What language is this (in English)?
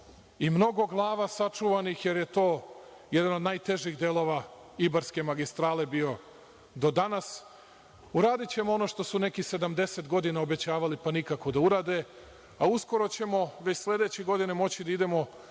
Serbian